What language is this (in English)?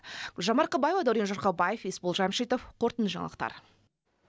Kazakh